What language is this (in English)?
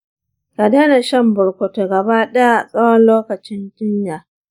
Hausa